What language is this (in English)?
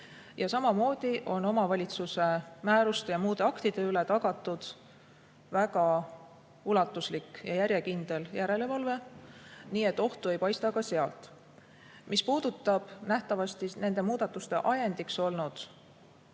Estonian